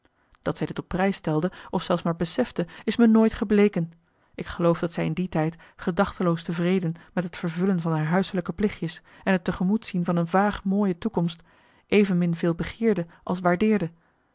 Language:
Dutch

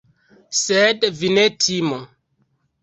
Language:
Esperanto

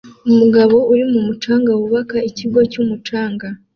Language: Kinyarwanda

